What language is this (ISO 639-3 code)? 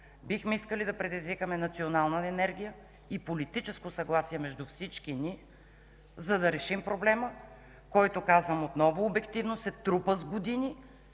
bul